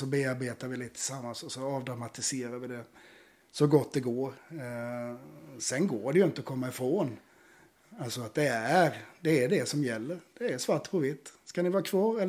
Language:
Swedish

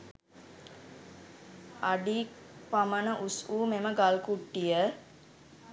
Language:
Sinhala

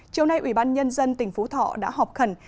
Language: Vietnamese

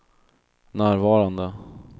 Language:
Swedish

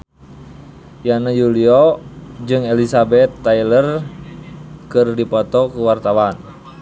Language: Sundanese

